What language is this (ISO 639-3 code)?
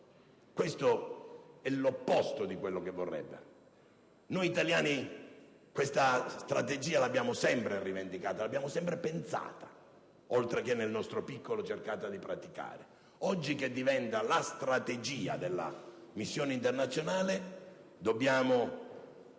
ita